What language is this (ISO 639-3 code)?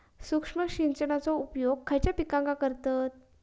mar